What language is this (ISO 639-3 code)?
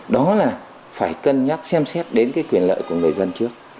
vie